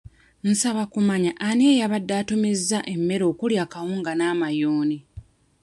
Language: Ganda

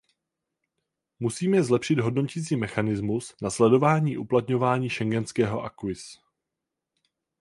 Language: Czech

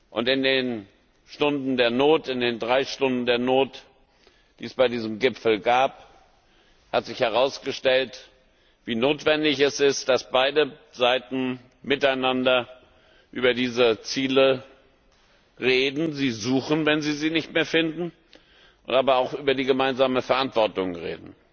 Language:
German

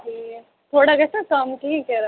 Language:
Kashmiri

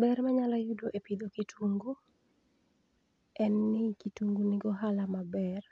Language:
Luo (Kenya and Tanzania)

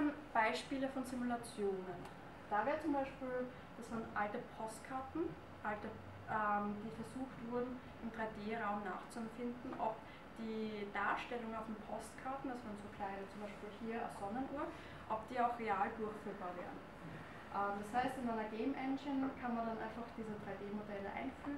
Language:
German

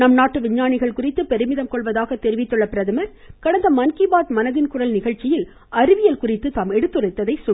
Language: Tamil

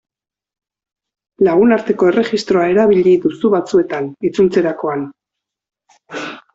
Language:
Basque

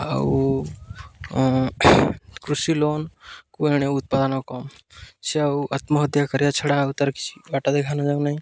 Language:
Odia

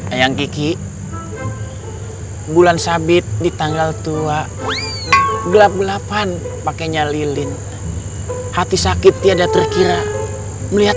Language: Indonesian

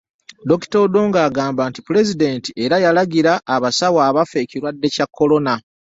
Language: Ganda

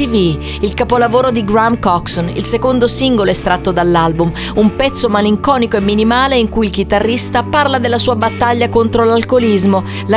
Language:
Italian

